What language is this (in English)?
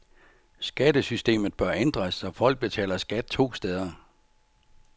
Danish